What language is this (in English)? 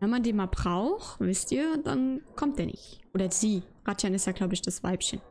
German